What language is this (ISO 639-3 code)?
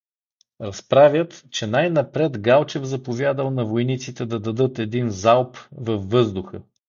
bul